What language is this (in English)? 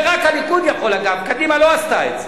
Hebrew